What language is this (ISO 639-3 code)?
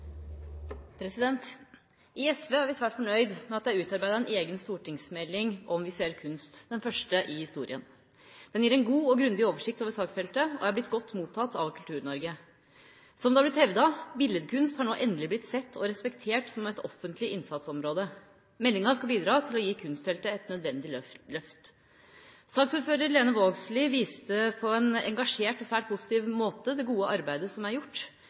nor